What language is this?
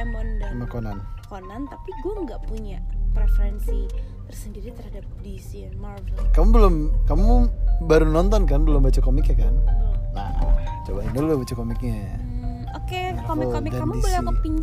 Indonesian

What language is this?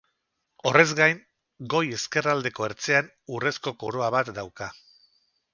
Basque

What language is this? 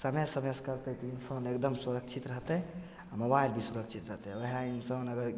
Maithili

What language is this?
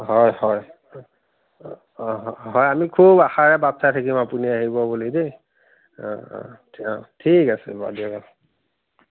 Assamese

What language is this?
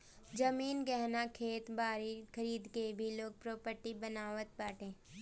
Bhojpuri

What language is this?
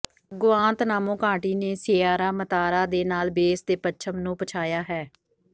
Punjabi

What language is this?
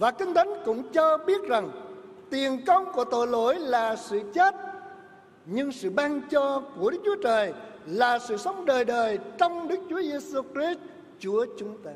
Vietnamese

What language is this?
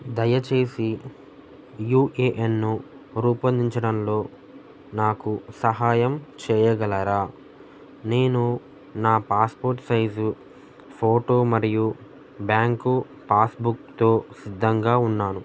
Telugu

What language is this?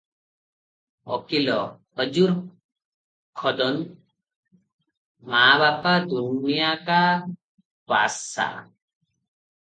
Odia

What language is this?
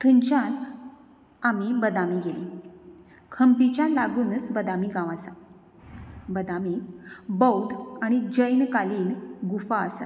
Konkani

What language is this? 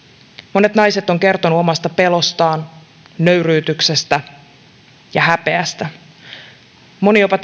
Finnish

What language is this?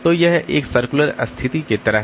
Hindi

